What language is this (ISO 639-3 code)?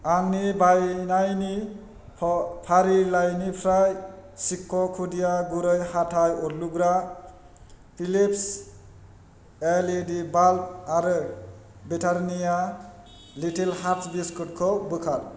brx